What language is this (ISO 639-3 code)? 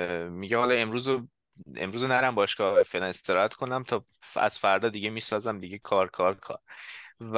fas